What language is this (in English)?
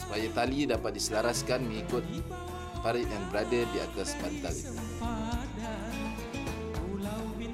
Malay